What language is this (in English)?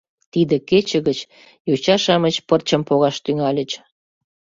Mari